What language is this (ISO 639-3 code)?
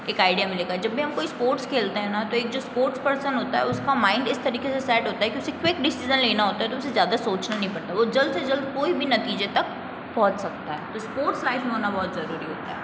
hin